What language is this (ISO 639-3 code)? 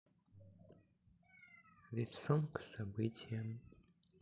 rus